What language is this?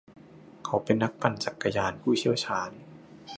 Thai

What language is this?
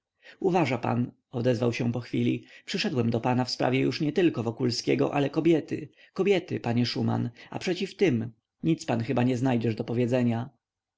Polish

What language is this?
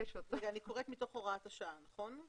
Hebrew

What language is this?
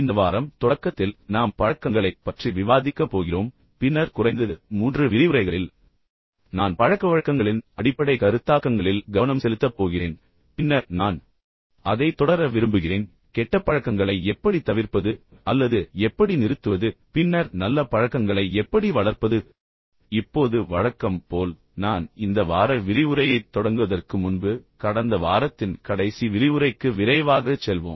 Tamil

